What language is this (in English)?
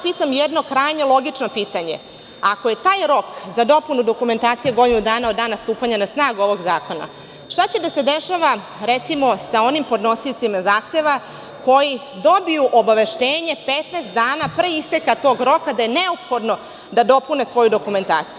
Serbian